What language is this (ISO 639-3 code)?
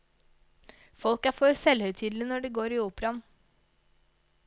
nor